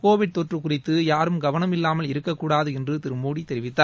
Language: Tamil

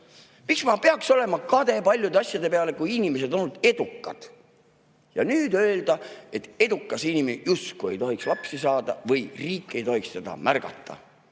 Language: Estonian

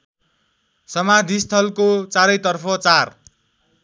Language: Nepali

